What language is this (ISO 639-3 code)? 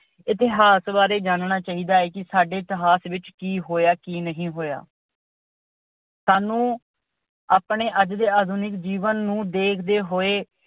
pan